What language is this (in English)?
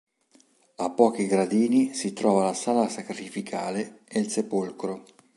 Italian